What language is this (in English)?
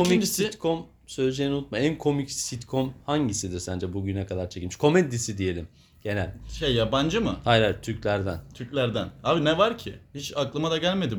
Turkish